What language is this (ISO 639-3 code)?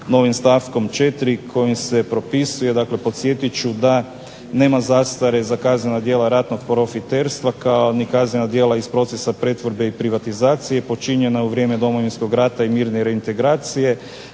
hrv